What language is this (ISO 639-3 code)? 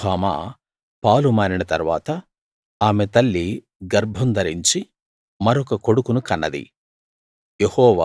tel